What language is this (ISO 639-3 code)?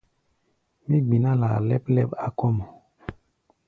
gba